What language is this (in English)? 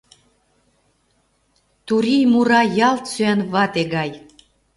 Mari